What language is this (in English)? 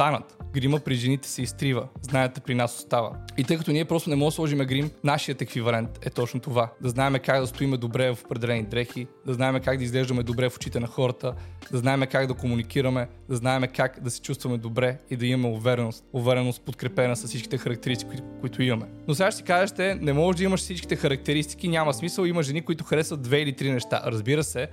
Bulgarian